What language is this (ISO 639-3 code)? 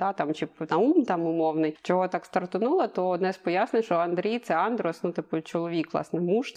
ukr